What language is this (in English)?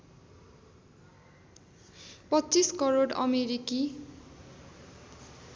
Nepali